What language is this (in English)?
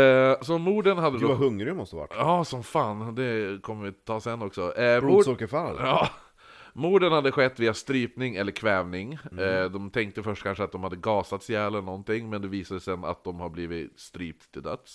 Swedish